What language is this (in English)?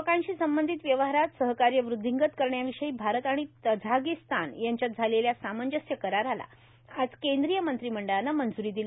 Marathi